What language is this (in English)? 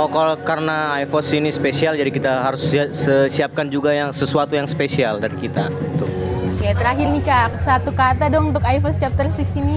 Indonesian